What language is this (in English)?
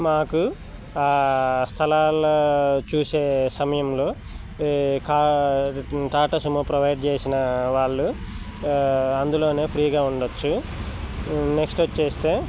Telugu